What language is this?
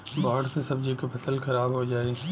Bhojpuri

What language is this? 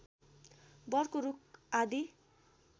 Nepali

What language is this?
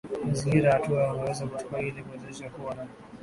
Swahili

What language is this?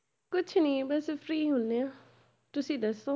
Punjabi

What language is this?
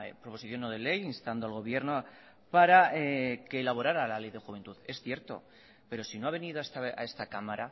Spanish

